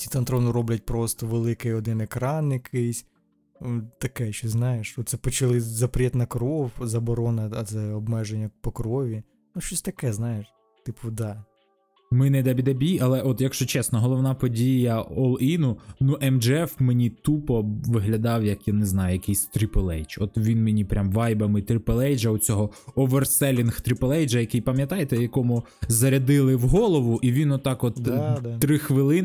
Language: Ukrainian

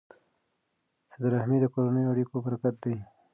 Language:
Pashto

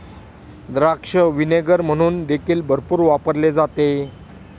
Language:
Marathi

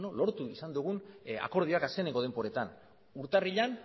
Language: Basque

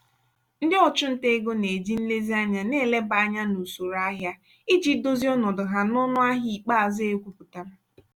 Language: Igbo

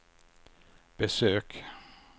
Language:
Swedish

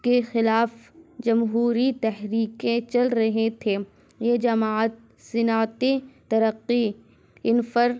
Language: Urdu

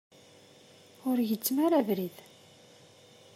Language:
Kabyle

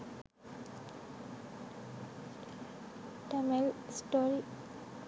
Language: Sinhala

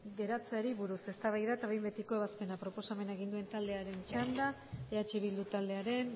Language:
Basque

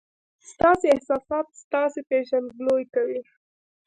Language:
Pashto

